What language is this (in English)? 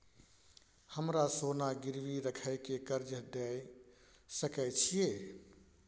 Maithili